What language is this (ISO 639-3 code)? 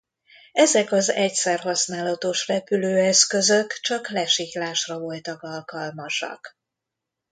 hun